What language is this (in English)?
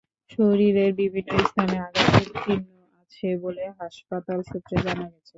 Bangla